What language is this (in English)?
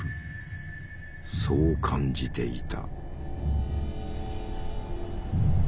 Japanese